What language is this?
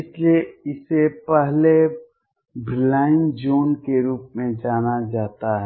Hindi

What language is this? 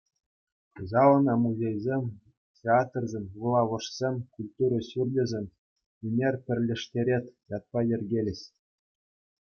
Chuvash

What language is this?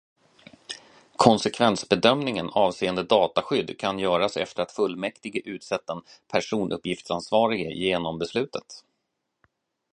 Swedish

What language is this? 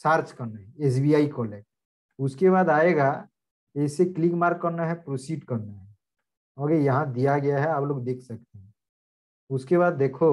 Hindi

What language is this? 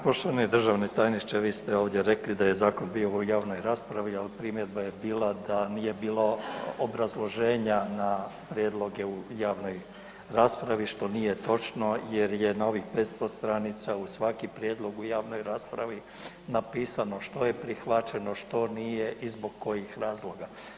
Croatian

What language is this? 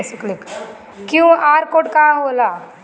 Bhojpuri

